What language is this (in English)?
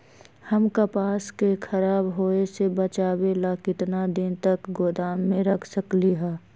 Magahi